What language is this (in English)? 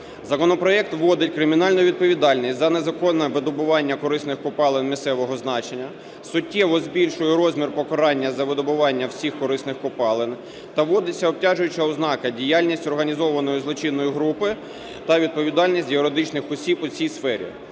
Ukrainian